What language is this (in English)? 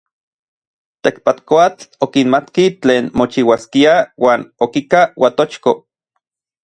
Orizaba Nahuatl